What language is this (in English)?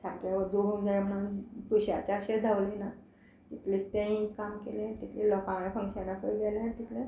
Konkani